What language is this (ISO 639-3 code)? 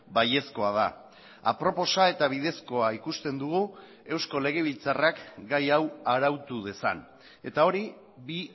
eus